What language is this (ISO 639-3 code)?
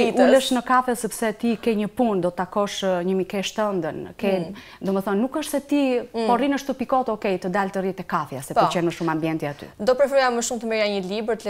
nld